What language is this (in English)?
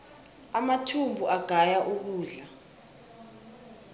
South Ndebele